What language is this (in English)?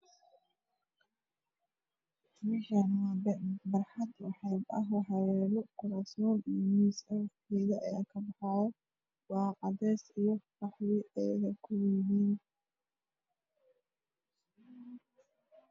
Somali